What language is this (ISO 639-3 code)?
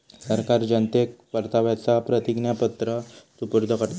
mar